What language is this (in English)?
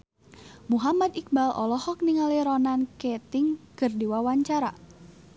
Sundanese